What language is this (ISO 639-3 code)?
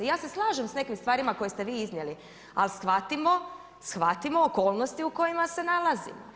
hrv